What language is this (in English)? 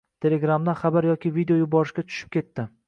Uzbek